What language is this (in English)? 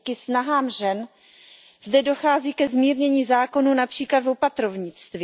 Czech